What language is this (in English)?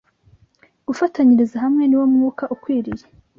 Kinyarwanda